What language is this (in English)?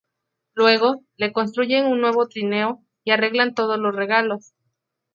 Spanish